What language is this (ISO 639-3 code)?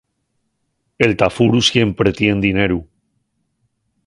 ast